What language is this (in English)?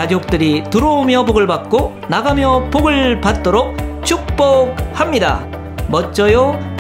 Korean